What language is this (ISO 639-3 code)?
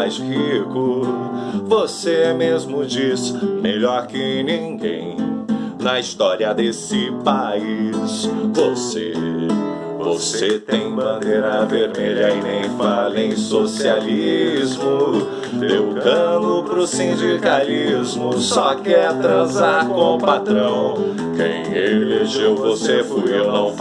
por